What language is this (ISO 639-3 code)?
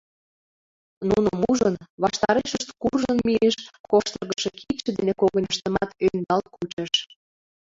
chm